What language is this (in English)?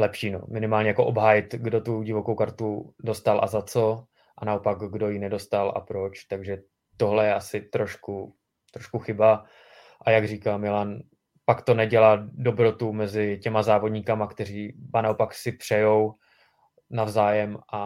Czech